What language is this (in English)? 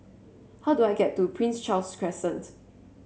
English